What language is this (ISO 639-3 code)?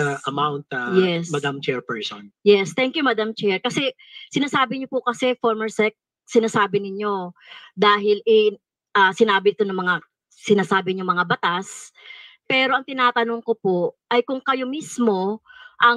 fil